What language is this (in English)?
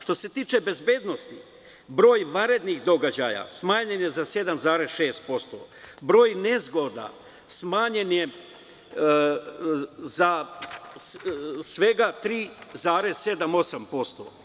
Serbian